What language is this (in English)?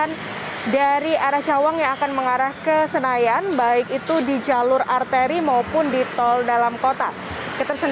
Indonesian